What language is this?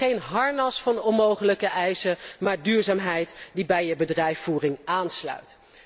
Dutch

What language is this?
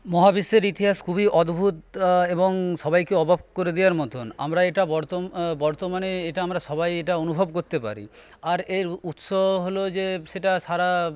Bangla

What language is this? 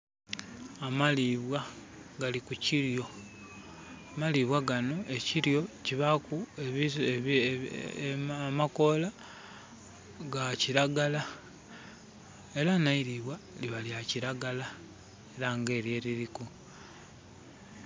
Soga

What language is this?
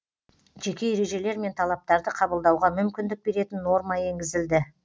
Kazakh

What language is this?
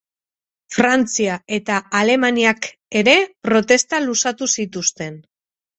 Basque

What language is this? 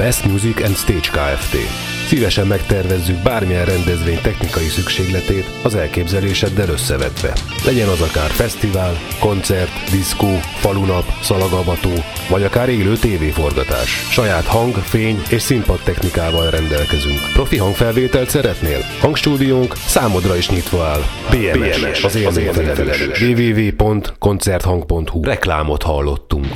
Hungarian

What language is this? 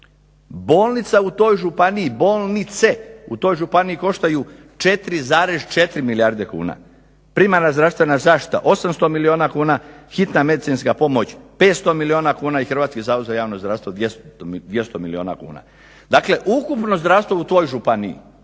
Croatian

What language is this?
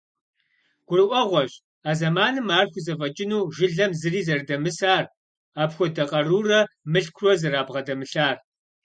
Kabardian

